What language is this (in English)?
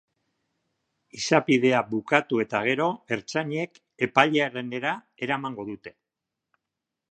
Basque